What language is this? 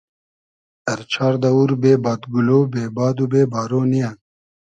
Hazaragi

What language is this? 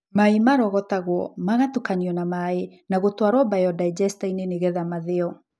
Kikuyu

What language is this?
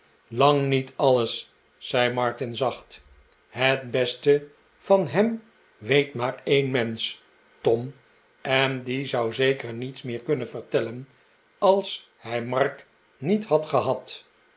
Dutch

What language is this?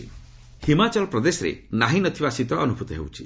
Odia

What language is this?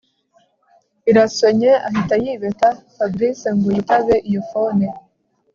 Kinyarwanda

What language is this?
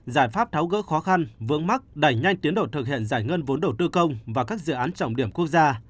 Vietnamese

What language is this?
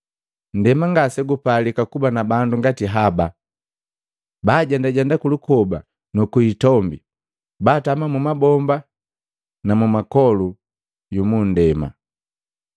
Matengo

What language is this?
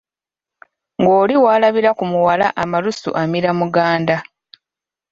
Ganda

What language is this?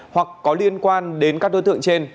Vietnamese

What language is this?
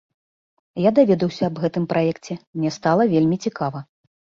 Belarusian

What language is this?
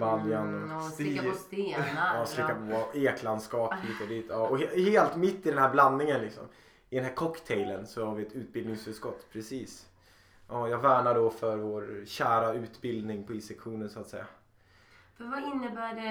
Swedish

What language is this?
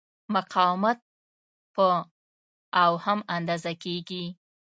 Pashto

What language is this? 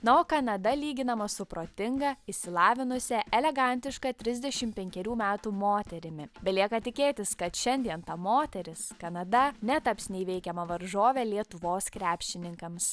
Lithuanian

